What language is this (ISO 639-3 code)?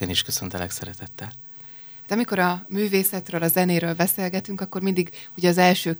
hun